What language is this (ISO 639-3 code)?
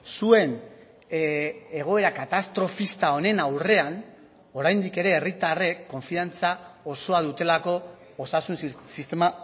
eus